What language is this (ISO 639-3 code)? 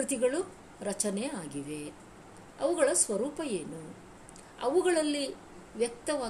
kan